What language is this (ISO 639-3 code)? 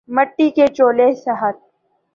urd